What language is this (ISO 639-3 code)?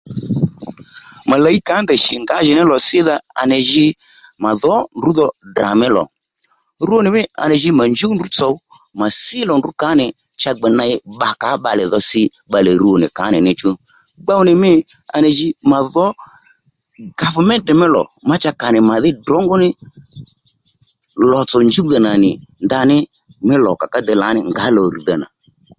led